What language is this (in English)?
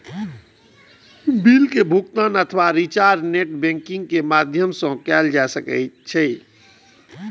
Maithili